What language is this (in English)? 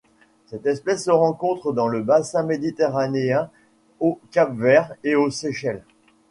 French